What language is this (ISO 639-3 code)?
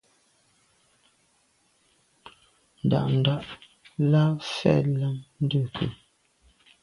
byv